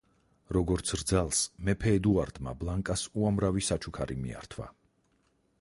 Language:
Georgian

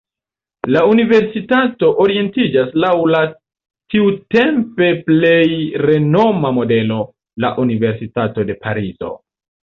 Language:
Esperanto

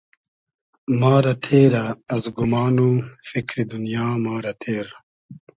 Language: Hazaragi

